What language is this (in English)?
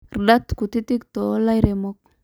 Masai